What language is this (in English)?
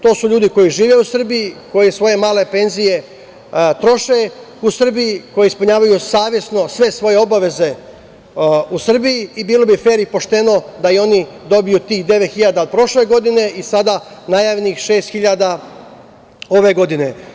Serbian